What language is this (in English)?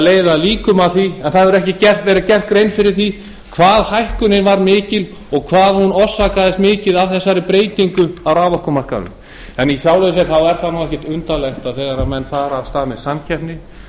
Icelandic